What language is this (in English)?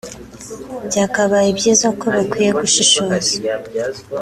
Kinyarwanda